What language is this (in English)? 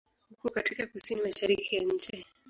Swahili